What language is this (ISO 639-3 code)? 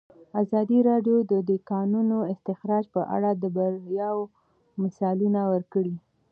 pus